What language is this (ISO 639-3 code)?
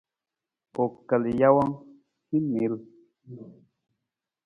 nmz